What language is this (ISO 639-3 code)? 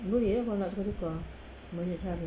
eng